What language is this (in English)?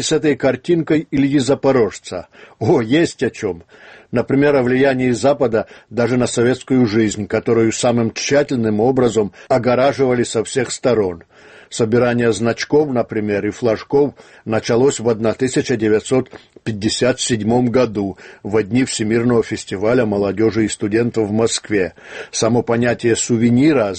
Russian